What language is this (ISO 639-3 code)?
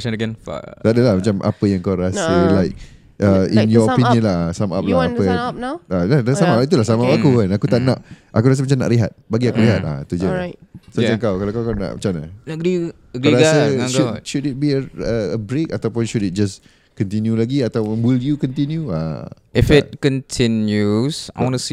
msa